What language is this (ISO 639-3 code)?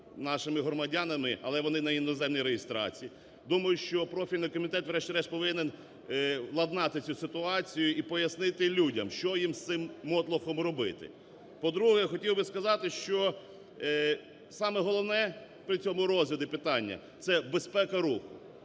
ukr